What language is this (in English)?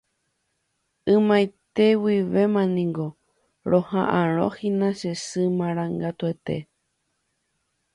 Guarani